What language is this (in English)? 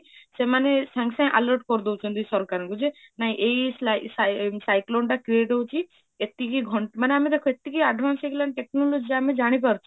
Odia